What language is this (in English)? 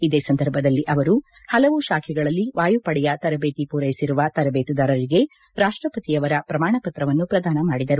Kannada